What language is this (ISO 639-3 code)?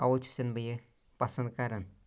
kas